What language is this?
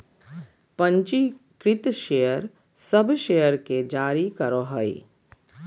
Magahi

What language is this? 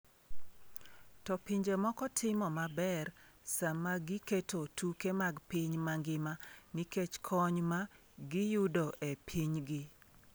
Luo (Kenya and Tanzania)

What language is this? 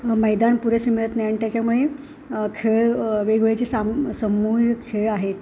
Marathi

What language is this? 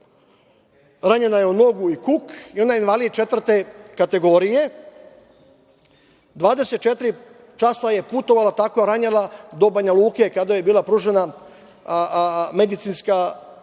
Serbian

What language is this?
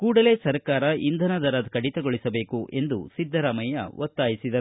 Kannada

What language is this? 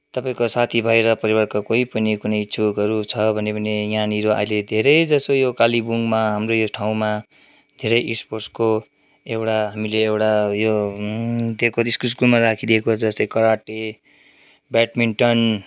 Nepali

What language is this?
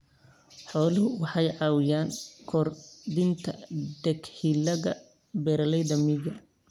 Somali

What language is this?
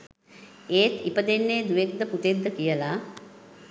Sinhala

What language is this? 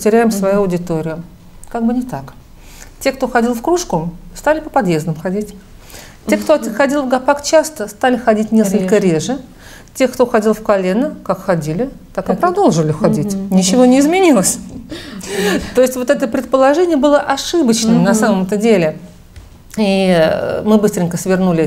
Russian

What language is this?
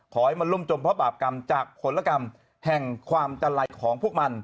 Thai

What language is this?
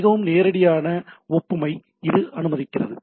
Tamil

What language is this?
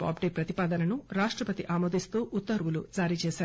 Telugu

